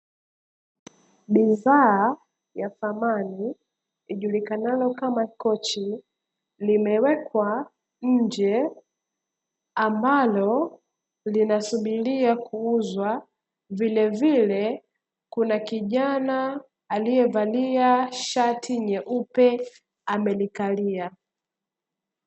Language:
Swahili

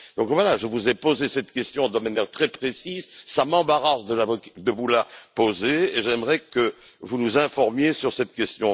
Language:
French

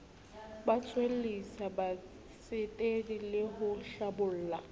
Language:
Southern Sotho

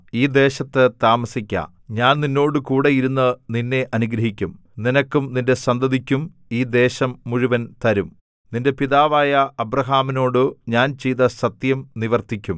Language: Malayalam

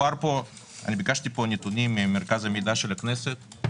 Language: Hebrew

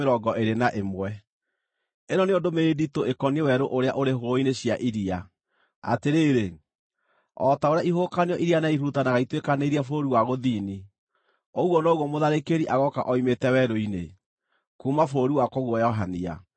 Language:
Kikuyu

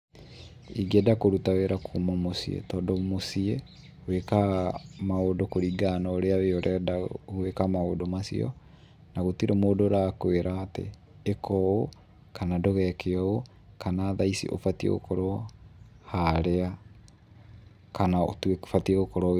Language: Kikuyu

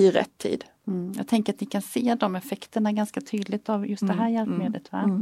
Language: Swedish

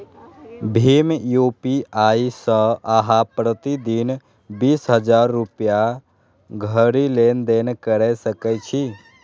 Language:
Maithili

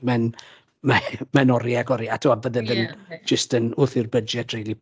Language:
Welsh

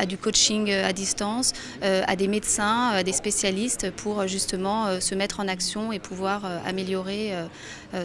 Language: French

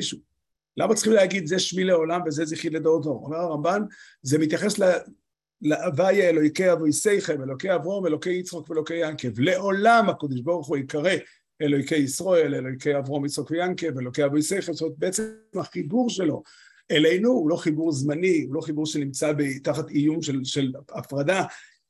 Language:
Hebrew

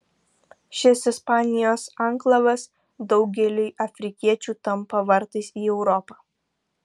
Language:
Lithuanian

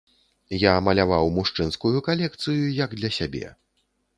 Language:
Belarusian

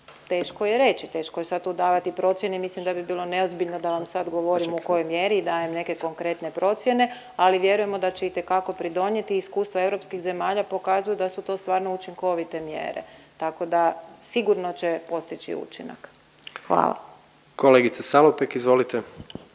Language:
Croatian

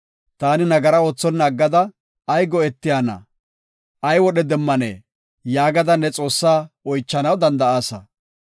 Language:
Gofa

